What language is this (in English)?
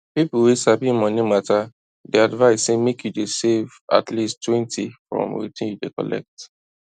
Nigerian Pidgin